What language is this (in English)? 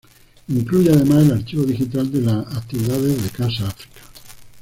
Spanish